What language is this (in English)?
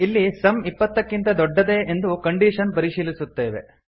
Kannada